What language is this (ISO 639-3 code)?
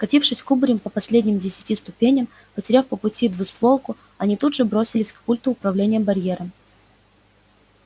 rus